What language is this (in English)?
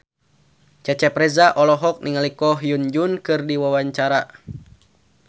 Sundanese